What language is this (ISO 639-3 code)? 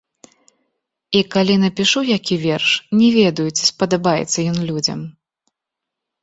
bel